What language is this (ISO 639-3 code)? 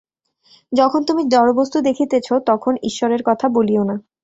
ben